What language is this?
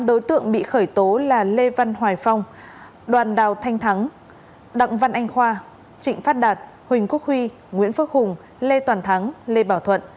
Vietnamese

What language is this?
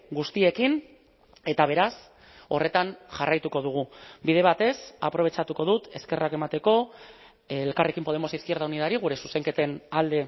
Basque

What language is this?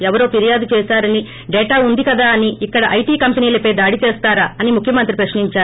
Telugu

